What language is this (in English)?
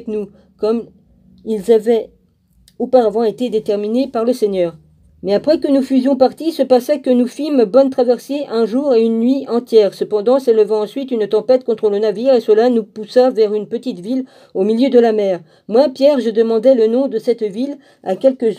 French